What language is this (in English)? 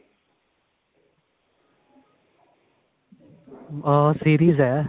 Punjabi